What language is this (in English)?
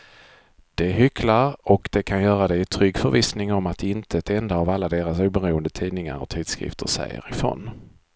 Swedish